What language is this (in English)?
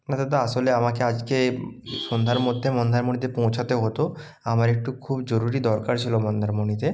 Bangla